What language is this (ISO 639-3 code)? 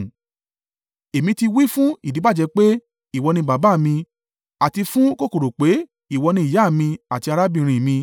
yor